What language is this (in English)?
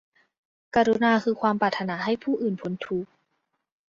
Thai